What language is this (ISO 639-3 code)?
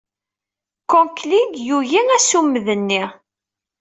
kab